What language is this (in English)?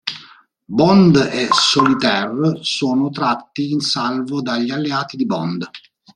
Italian